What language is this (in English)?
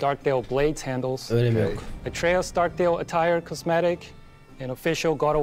Turkish